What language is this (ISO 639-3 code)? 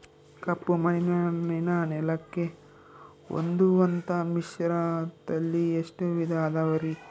kan